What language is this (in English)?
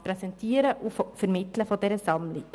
Swiss German